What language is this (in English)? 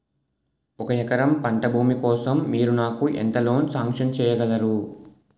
Telugu